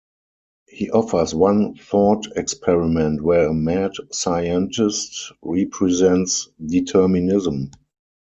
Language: English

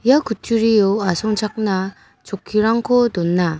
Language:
Garo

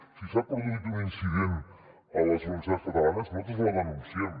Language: Catalan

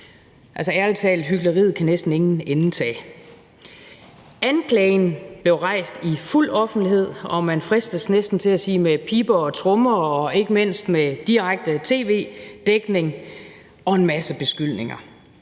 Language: Danish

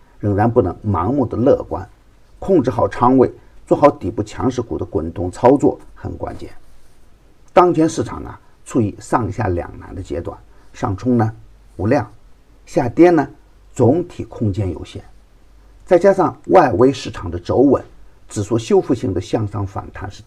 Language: Chinese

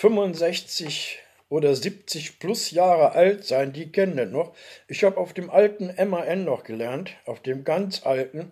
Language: German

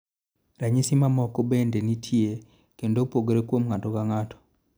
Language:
Luo (Kenya and Tanzania)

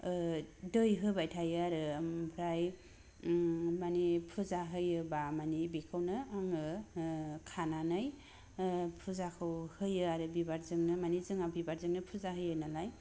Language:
Bodo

